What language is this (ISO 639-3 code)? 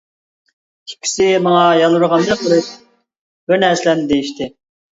uig